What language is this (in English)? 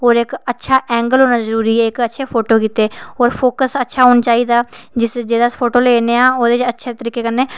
Dogri